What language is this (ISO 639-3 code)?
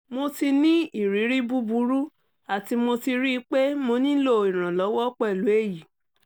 yor